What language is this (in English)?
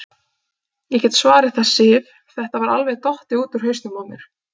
Icelandic